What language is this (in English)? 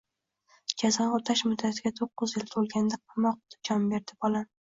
Uzbek